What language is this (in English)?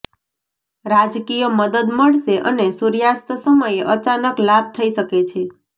Gujarati